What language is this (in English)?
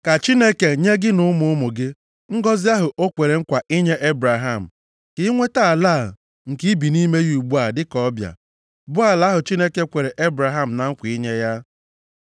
Igbo